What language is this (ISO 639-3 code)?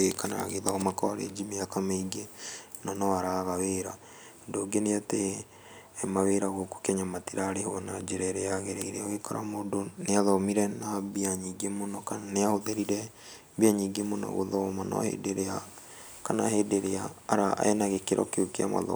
kik